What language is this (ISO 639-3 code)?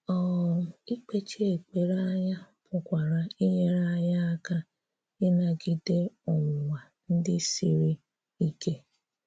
ibo